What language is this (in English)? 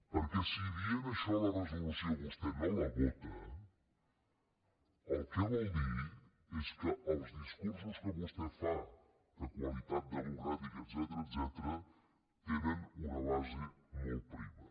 Catalan